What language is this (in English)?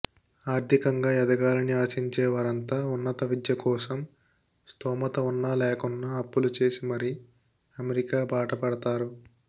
Telugu